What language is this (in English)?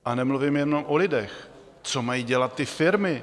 Czech